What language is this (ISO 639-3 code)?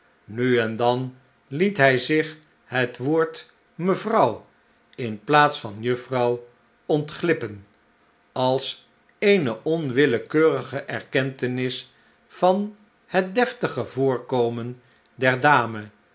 nld